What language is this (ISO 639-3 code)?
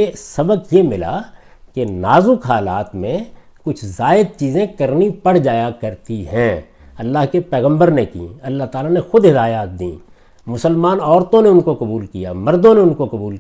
urd